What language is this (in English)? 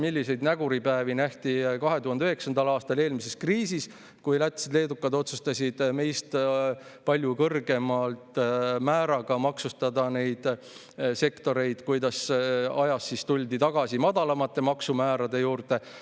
Estonian